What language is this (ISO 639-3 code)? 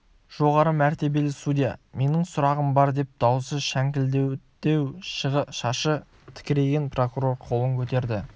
kaz